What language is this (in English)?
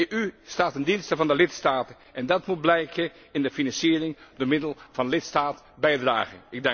Dutch